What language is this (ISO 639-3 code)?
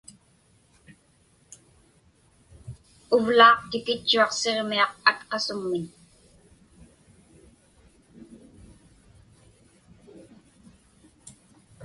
ipk